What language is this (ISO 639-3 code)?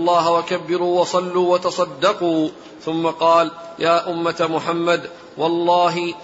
ara